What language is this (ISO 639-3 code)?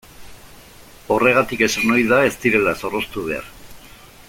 eus